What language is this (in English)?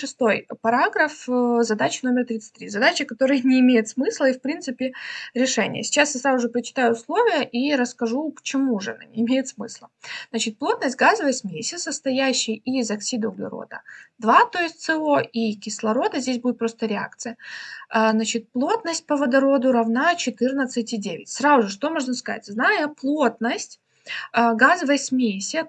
Russian